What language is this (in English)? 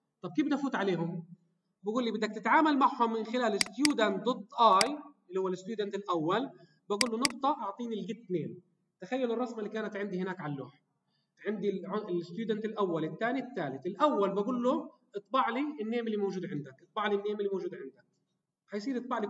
Arabic